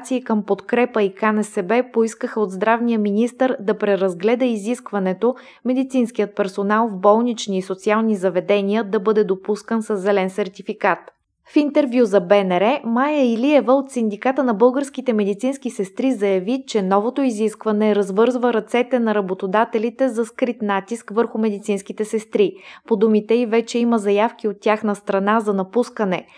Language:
Bulgarian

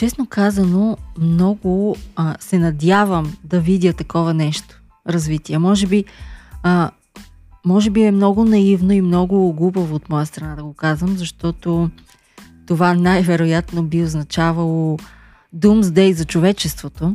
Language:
Bulgarian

